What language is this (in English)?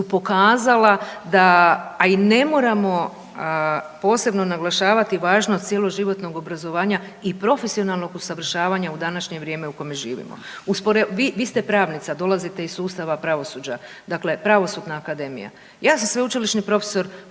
Croatian